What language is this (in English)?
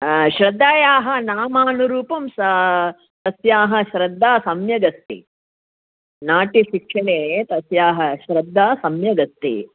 Sanskrit